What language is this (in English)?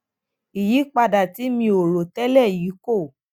Yoruba